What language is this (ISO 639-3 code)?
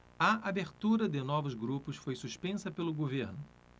por